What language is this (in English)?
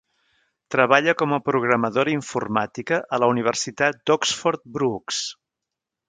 Catalan